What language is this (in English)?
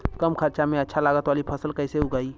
Bhojpuri